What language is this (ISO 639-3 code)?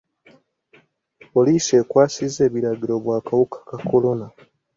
lug